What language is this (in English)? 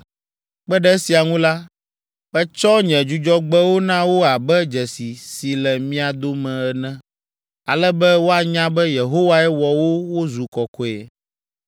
Ewe